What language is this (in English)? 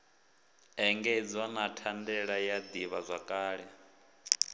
Venda